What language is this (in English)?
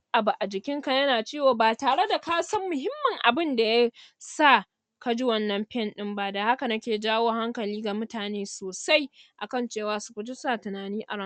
Hausa